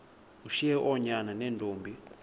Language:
Xhosa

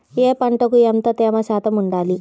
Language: Telugu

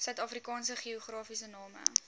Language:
Afrikaans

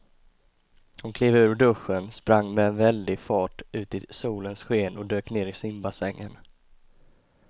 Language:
Swedish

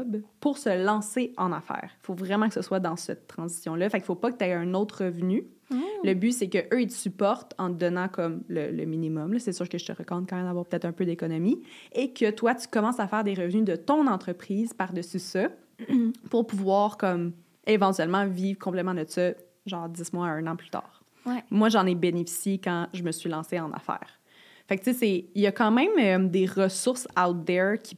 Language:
French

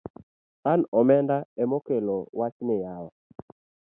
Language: Luo (Kenya and Tanzania)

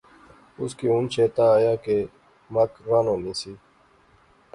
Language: Pahari-Potwari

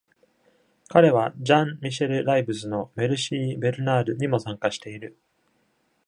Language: Japanese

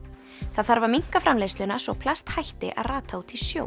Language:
Icelandic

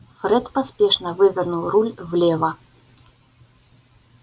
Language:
Russian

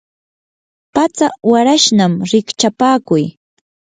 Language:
Yanahuanca Pasco Quechua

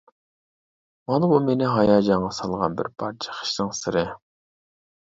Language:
Uyghur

